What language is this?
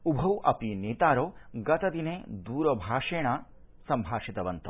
Sanskrit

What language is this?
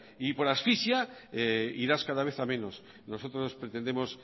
Spanish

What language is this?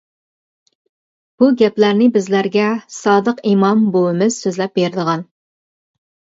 Uyghur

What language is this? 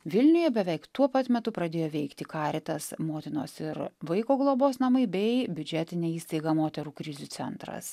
Lithuanian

